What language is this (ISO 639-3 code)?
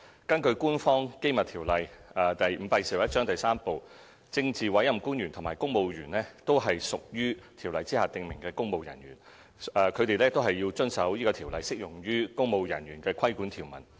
yue